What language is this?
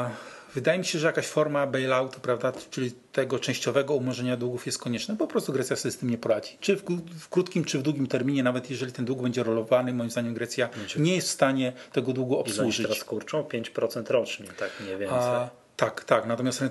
Polish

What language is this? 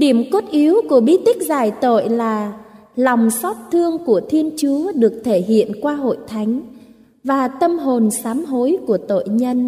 Vietnamese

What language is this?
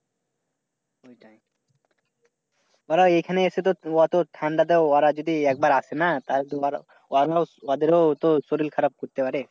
Bangla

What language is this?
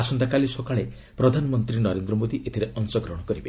Odia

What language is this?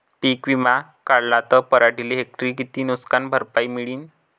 Marathi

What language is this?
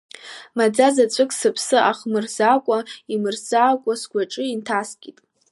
Abkhazian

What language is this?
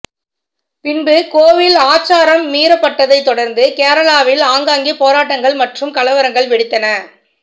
Tamil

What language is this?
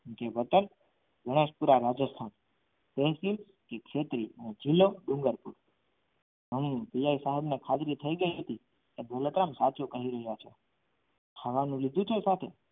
Gujarati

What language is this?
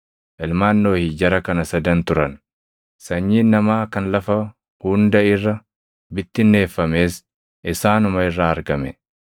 Oromo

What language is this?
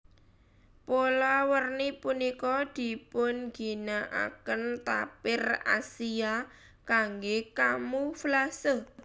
Javanese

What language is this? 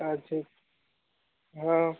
Maithili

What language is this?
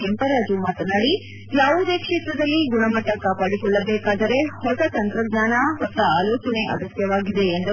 Kannada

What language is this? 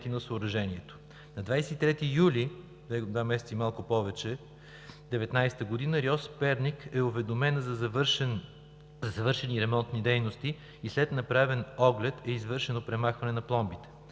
Bulgarian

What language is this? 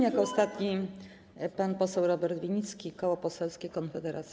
Polish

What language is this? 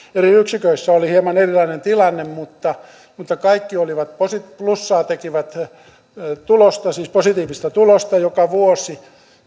Finnish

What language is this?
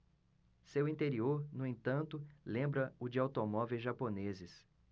Portuguese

